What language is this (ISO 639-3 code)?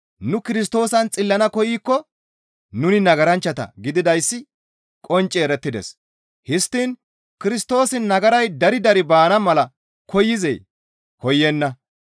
gmv